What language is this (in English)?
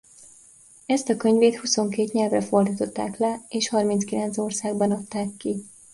Hungarian